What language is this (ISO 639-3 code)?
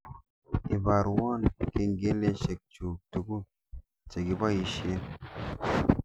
kln